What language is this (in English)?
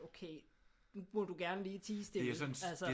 Danish